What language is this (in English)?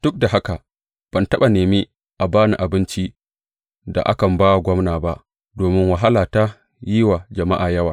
Hausa